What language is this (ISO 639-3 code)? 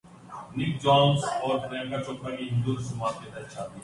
urd